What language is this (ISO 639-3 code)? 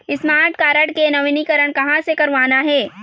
hne